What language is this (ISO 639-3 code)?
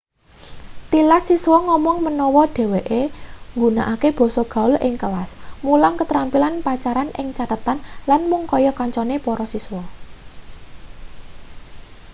jav